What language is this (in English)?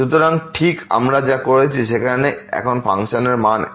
Bangla